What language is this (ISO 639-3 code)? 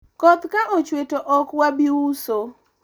luo